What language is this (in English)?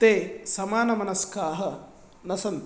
Sanskrit